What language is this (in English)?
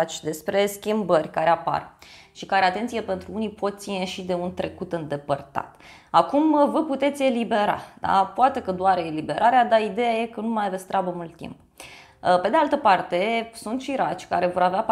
Romanian